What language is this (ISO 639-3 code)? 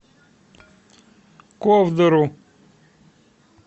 rus